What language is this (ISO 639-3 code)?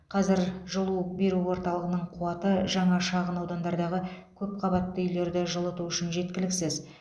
kaz